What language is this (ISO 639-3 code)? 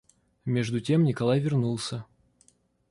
rus